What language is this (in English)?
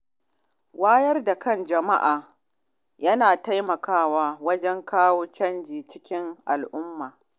Hausa